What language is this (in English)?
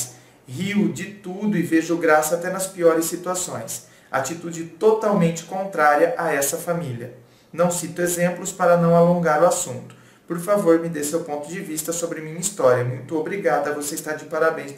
Portuguese